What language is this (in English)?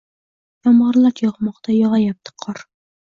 Uzbek